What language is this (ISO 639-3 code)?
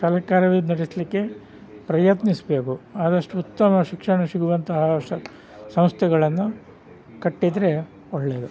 kan